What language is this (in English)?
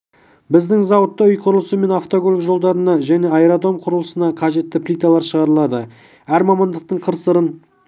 Kazakh